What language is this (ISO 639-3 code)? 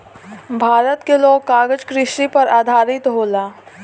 bho